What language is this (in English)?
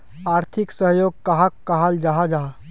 Magahi